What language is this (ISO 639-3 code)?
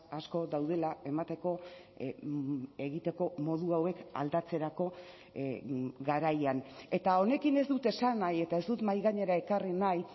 eus